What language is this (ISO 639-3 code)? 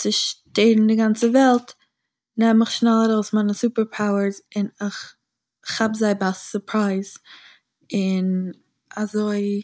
yid